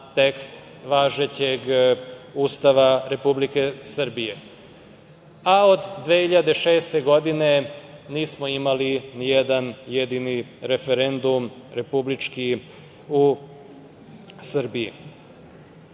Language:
Serbian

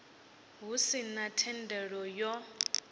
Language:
Venda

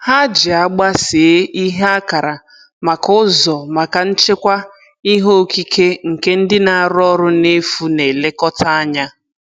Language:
Igbo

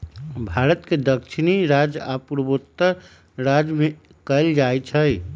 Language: Magahi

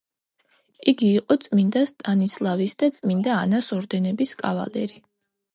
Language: Georgian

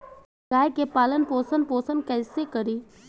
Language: Bhojpuri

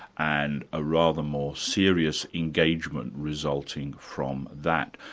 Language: English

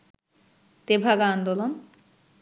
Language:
Bangla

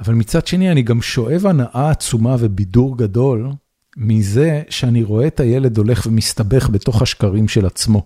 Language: Hebrew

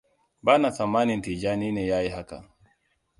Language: Hausa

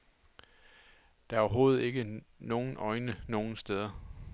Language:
Danish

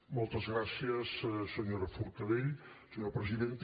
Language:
Catalan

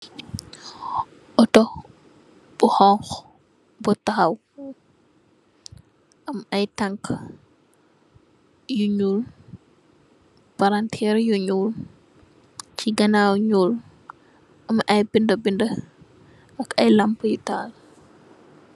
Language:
Wolof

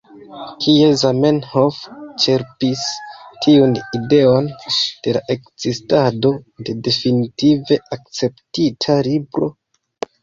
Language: Esperanto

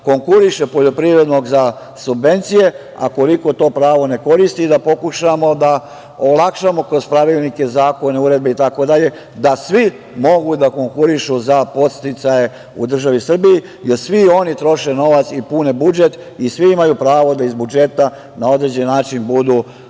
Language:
Serbian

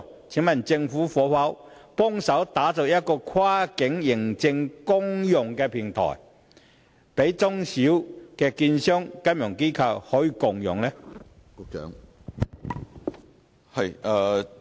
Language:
Cantonese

